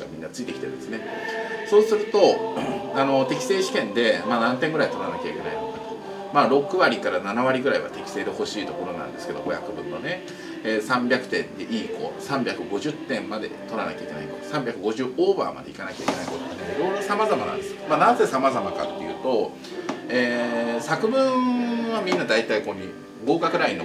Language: Japanese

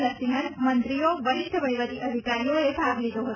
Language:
Gujarati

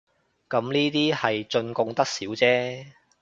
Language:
Cantonese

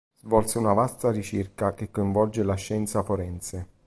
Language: Italian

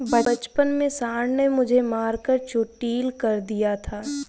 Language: Hindi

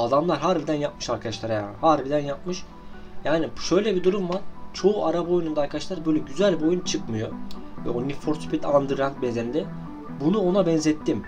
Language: Turkish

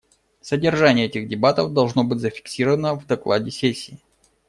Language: Russian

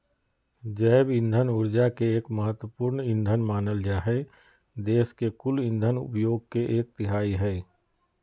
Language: Magahi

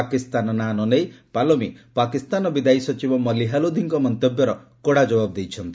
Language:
Odia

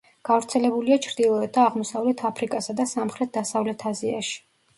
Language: Georgian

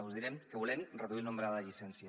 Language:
Catalan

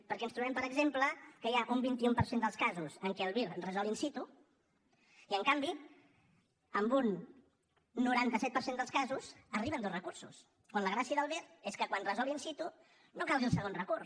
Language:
Catalan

